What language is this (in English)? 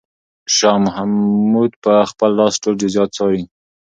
Pashto